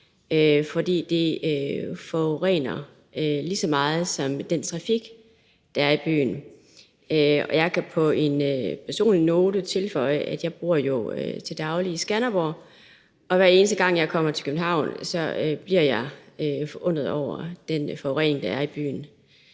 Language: Danish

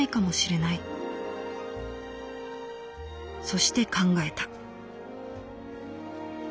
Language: Japanese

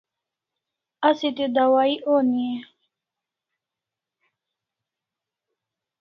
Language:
Kalasha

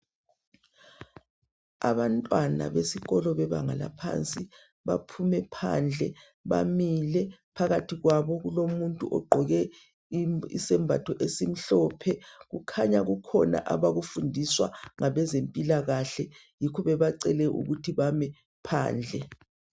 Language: North Ndebele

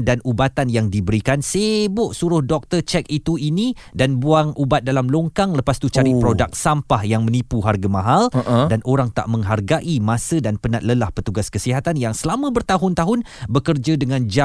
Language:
Malay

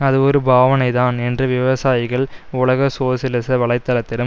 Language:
Tamil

